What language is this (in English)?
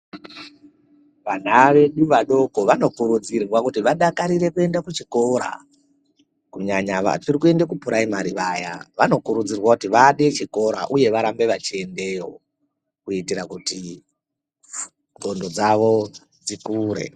Ndau